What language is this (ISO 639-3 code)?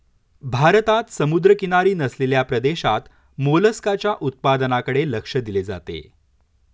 mar